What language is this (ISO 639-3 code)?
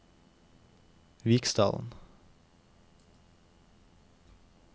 nor